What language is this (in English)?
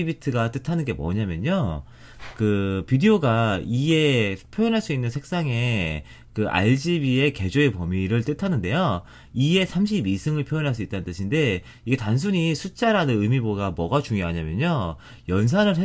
Korean